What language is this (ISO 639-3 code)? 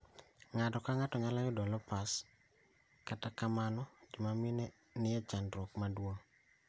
luo